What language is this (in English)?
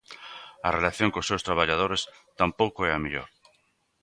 Galician